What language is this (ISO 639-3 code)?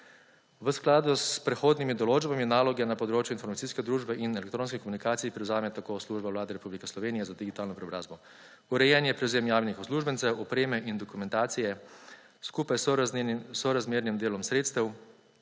slv